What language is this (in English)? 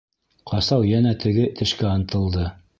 Bashkir